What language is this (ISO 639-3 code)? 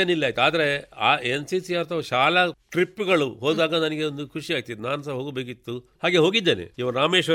kan